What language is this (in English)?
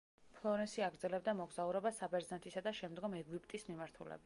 Georgian